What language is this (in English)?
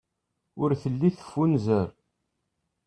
Kabyle